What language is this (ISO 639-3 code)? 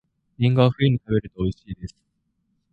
jpn